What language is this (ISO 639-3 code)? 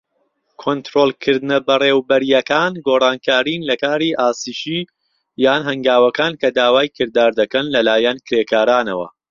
ckb